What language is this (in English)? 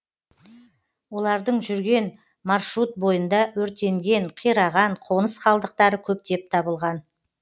Kazakh